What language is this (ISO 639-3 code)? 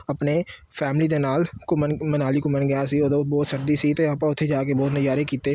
pan